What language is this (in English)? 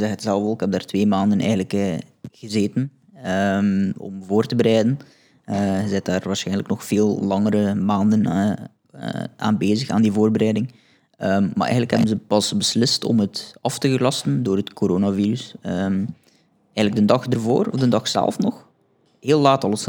Dutch